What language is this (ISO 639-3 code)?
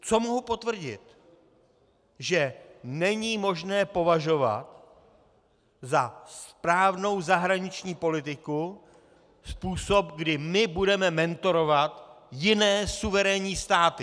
ces